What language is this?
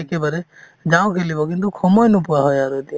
Assamese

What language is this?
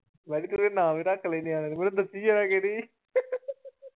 Punjabi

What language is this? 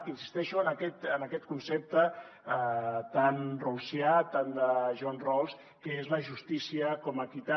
Catalan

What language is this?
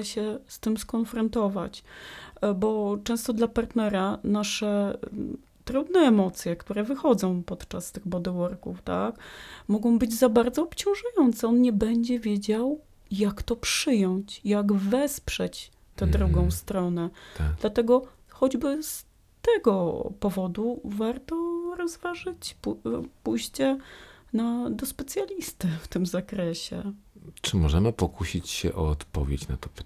Polish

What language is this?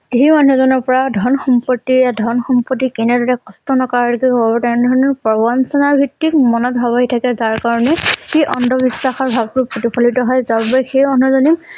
Assamese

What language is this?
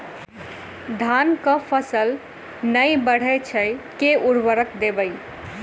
Maithili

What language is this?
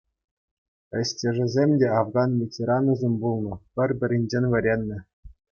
Chuvash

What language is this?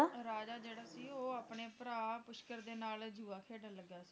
Punjabi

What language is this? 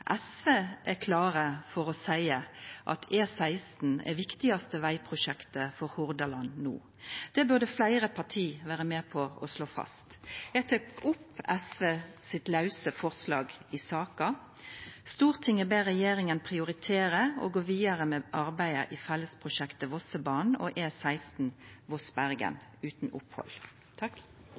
Norwegian Nynorsk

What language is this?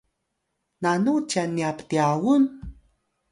Atayal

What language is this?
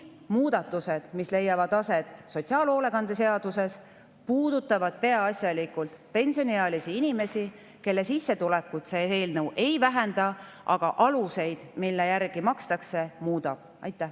Estonian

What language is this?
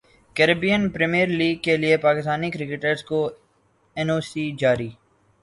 Urdu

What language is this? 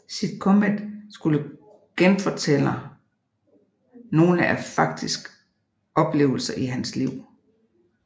Danish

